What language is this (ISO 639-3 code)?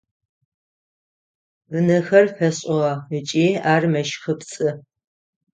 ady